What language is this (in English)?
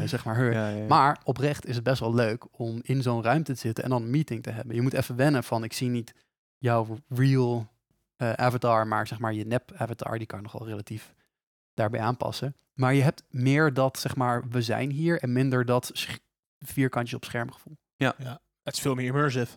Dutch